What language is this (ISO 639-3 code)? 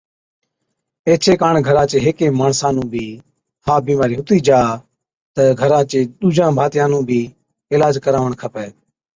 odk